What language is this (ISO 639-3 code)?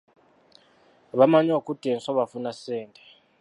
lug